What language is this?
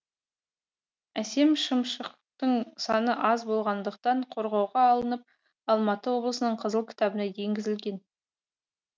Kazakh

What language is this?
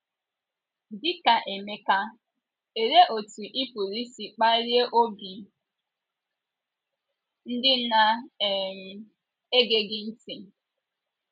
Igbo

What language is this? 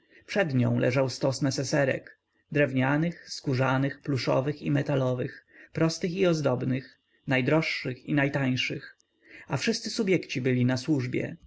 Polish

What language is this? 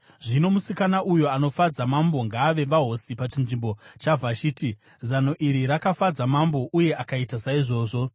Shona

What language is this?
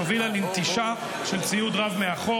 Hebrew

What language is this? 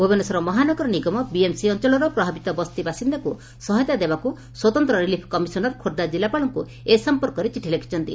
Odia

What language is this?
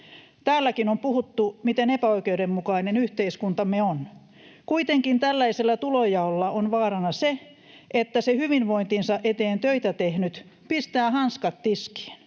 Finnish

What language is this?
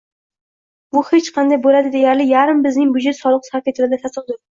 Uzbek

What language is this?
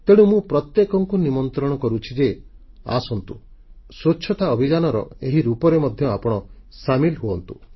Odia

